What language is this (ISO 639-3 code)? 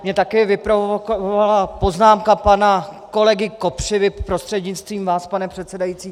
ces